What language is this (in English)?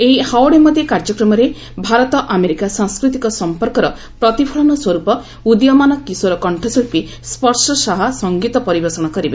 Odia